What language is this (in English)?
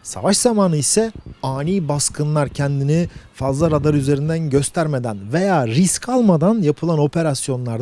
Turkish